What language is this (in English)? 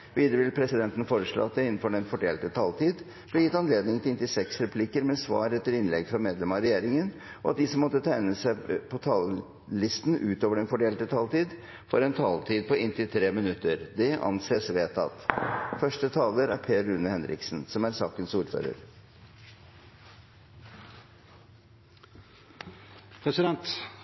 Norwegian Bokmål